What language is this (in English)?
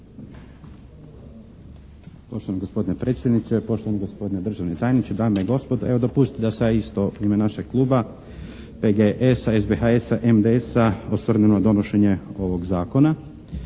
Croatian